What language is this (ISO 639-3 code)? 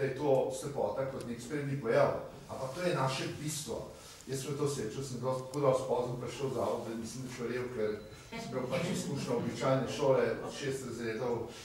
ron